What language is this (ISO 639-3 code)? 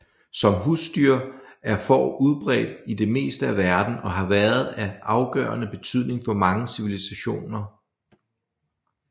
dan